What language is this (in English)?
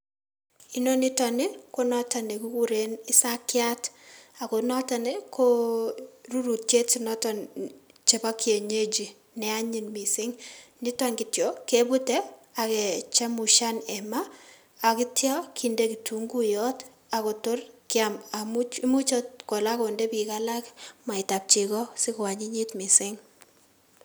Kalenjin